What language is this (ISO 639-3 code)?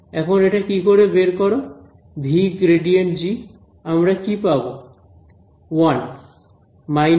ben